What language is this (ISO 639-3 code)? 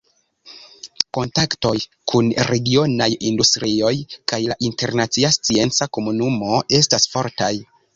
epo